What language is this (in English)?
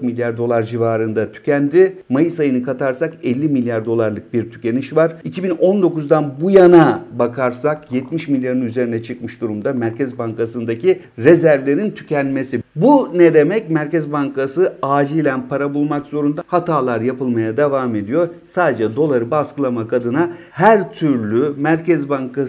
Turkish